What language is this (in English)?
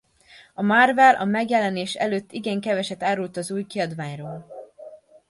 Hungarian